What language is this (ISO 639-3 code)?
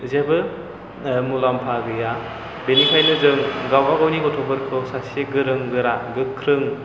brx